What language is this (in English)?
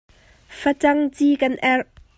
Hakha Chin